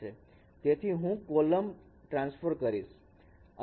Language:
Gujarati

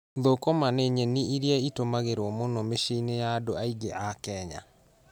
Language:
Kikuyu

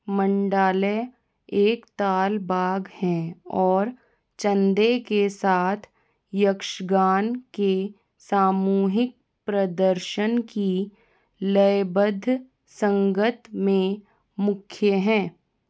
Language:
Hindi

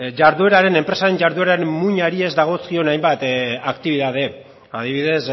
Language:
Basque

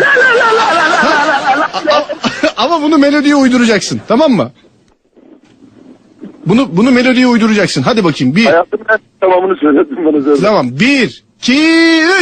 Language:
Turkish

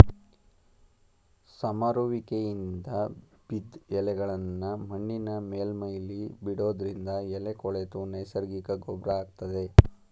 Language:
Kannada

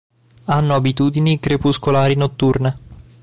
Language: Italian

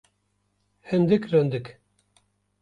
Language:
Kurdish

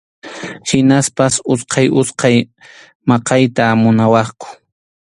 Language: Arequipa-La Unión Quechua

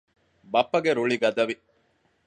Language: Divehi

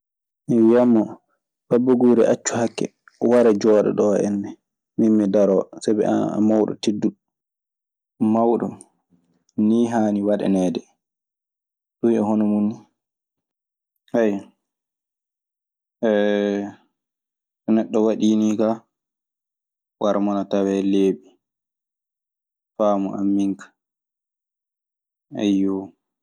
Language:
Maasina Fulfulde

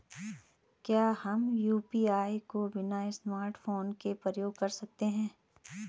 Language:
Hindi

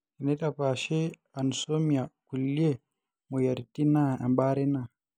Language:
Masai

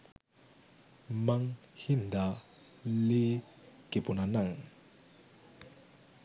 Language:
Sinhala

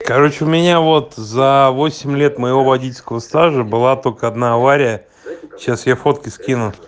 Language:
Russian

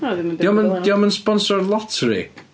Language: Welsh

